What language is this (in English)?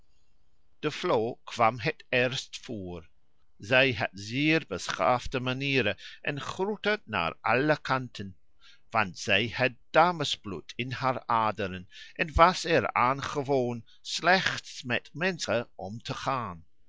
Dutch